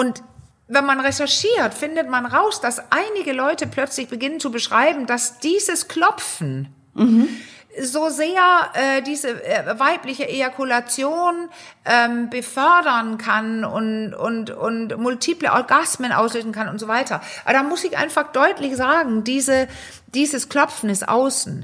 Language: German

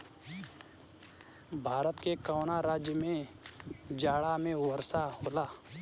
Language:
Bhojpuri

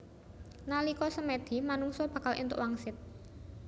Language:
Javanese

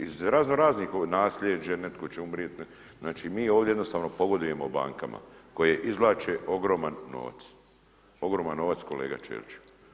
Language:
Croatian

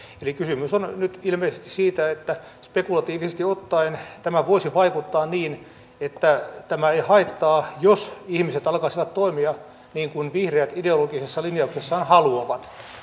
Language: Finnish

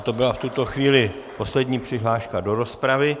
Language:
Czech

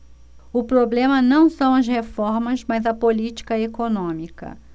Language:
Portuguese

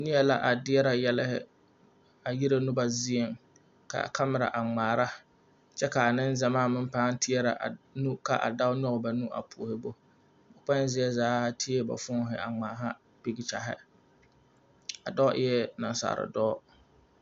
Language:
Southern Dagaare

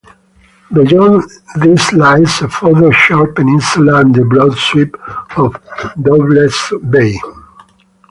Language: English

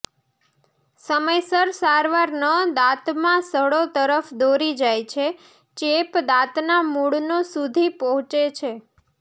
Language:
Gujarati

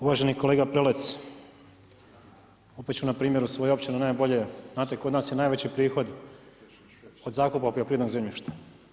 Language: Croatian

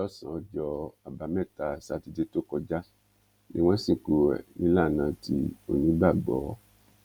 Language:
Yoruba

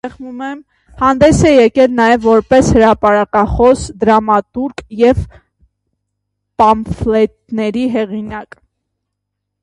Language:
Armenian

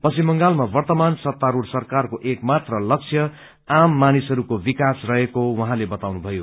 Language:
Nepali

